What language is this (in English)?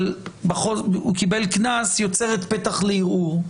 Hebrew